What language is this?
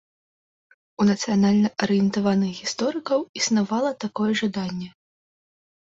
Belarusian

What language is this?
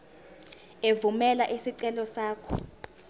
Zulu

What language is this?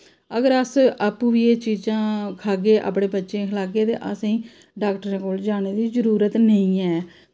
Dogri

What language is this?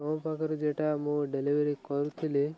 Odia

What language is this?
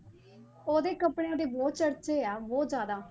Punjabi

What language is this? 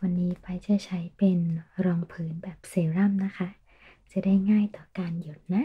Thai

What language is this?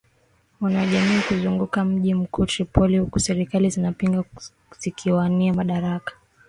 Swahili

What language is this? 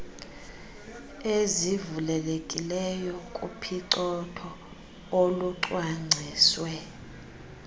Xhosa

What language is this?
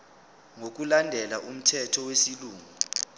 Zulu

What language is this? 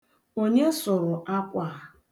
Igbo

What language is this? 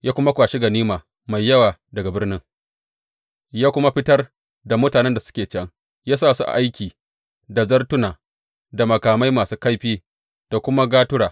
Hausa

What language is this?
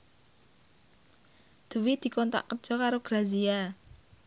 Javanese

